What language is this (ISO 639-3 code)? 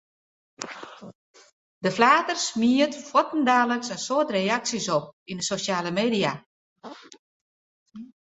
fry